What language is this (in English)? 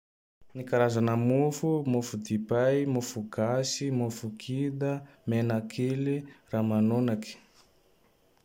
Tandroy-Mahafaly Malagasy